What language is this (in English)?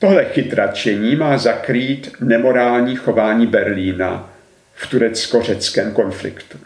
Czech